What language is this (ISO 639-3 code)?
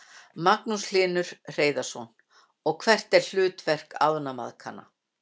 isl